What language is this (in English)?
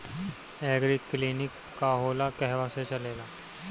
Bhojpuri